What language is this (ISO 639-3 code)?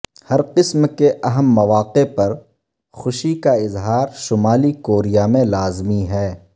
urd